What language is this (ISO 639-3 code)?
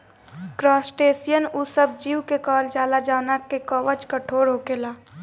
bho